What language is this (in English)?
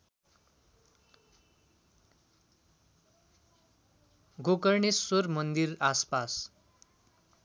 Nepali